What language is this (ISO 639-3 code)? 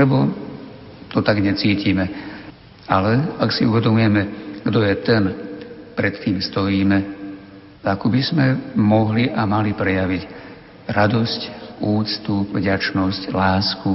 slk